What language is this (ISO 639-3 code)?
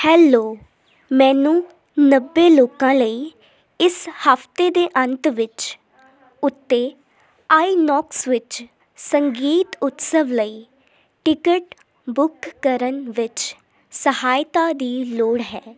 pan